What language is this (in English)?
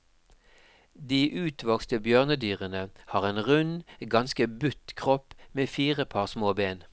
Norwegian